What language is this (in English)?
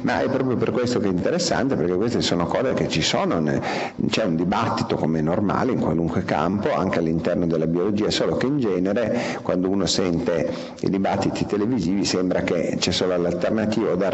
Italian